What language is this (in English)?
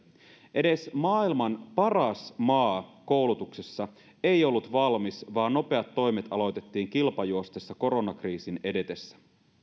Finnish